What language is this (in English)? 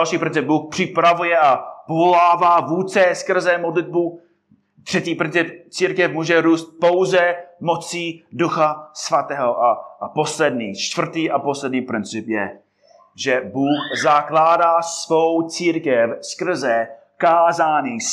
Czech